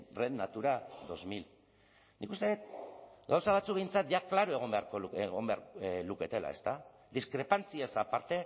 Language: Basque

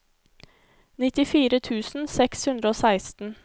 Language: Norwegian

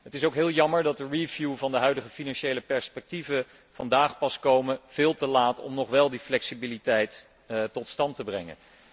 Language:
Dutch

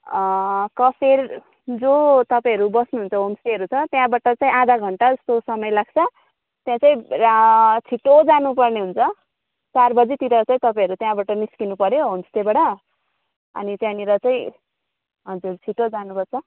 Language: Nepali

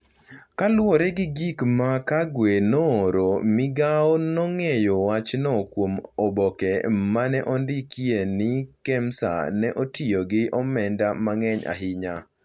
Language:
Luo (Kenya and Tanzania)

